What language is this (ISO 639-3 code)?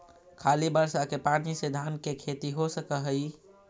mag